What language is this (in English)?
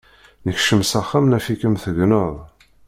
Kabyle